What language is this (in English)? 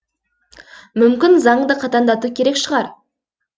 Kazakh